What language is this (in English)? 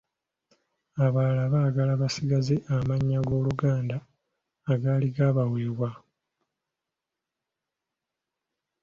Ganda